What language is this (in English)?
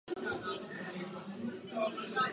Czech